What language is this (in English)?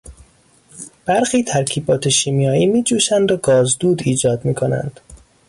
Persian